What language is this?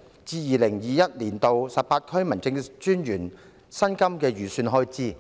Cantonese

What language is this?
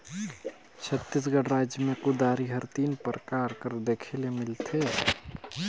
Chhattisgarhi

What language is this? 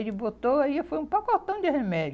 Portuguese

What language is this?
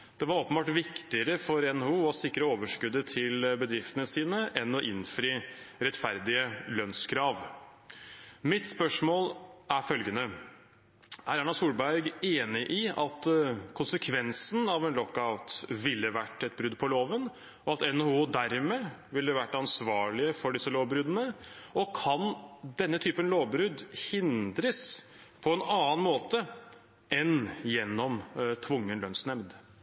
Norwegian Bokmål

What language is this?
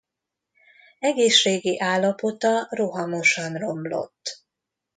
Hungarian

